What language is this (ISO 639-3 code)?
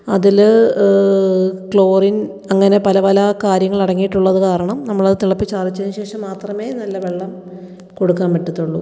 mal